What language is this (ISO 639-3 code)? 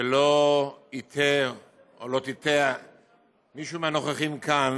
heb